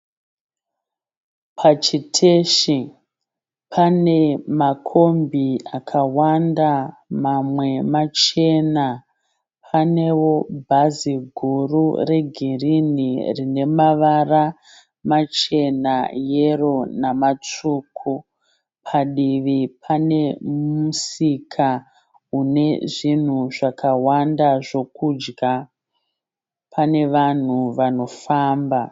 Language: Shona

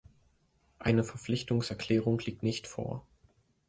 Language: German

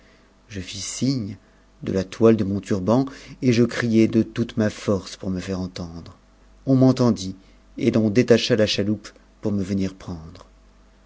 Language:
French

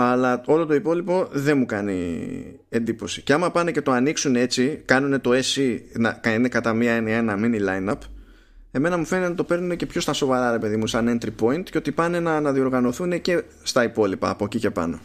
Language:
Greek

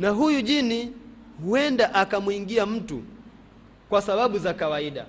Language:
Swahili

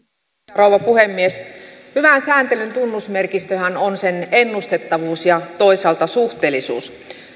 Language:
Finnish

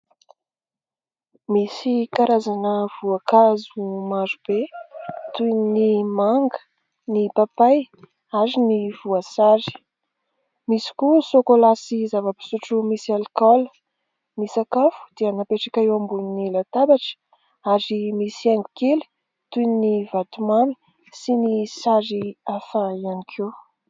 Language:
Malagasy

